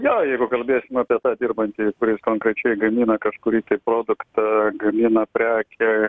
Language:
Lithuanian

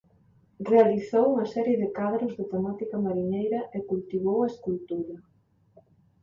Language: Galician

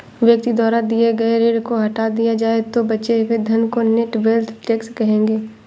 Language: Hindi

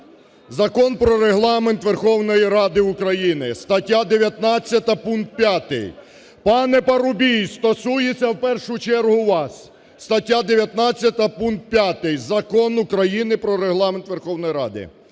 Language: Ukrainian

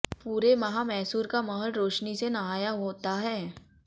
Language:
Hindi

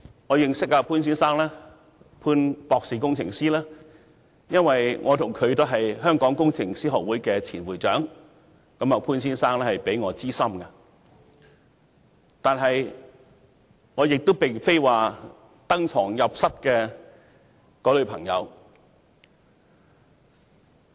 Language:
Cantonese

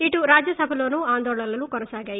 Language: Telugu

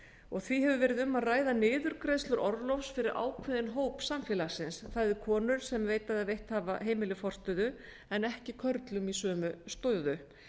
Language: Icelandic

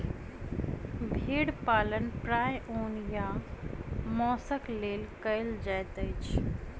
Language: Maithili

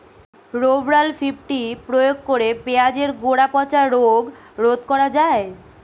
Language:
Bangla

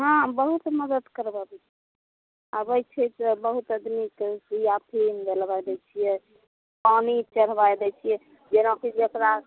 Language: Maithili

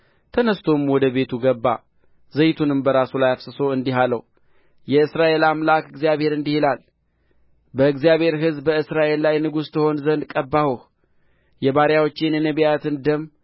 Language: Amharic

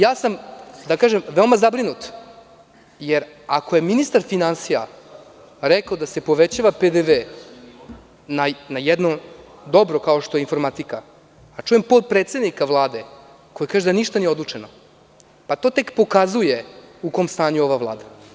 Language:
Serbian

